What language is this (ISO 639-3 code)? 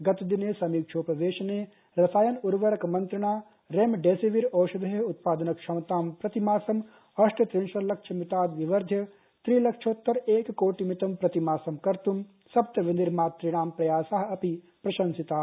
san